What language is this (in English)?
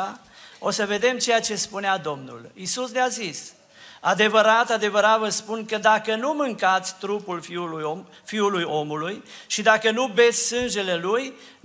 Romanian